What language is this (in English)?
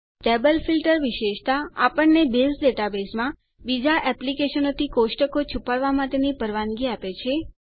Gujarati